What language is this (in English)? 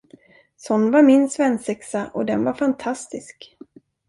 Swedish